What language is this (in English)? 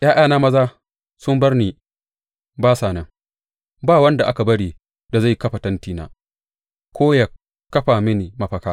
Hausa